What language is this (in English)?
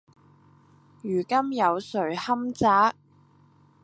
Cantonese